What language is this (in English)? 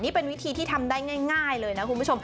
Thai